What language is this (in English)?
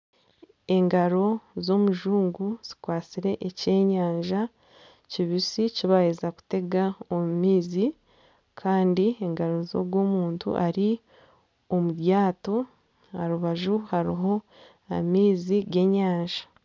Nyankole